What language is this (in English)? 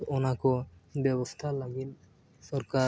Santali